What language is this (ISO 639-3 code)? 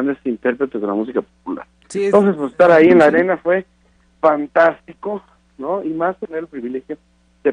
spa